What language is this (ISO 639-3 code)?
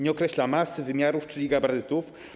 pol